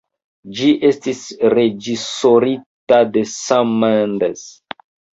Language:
Esperanto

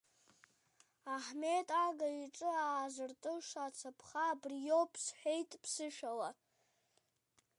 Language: Abkhazian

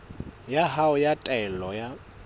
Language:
Southern Sotho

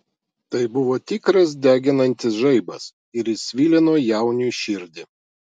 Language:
Lithuanian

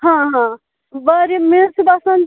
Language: Kashmiri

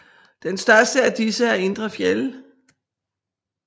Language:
Danish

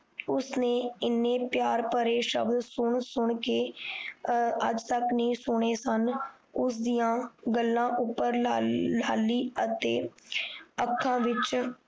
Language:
Punjabi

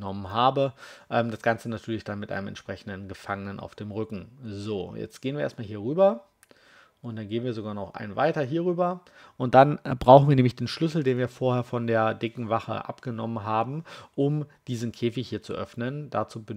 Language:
German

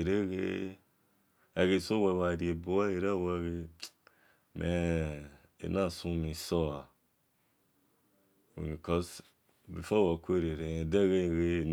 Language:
Esan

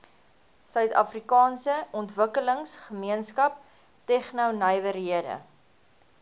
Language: Afrikaans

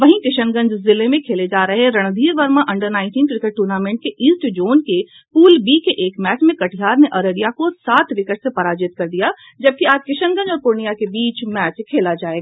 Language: Hindi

